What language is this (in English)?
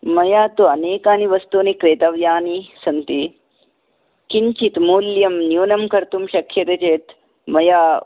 Sanskrit